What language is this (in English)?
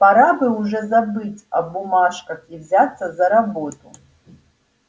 Russian